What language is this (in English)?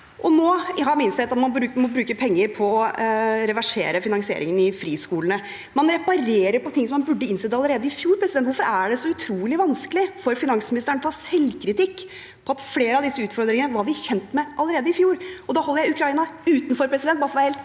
Norwegian